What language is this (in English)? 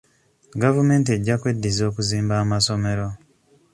Ganda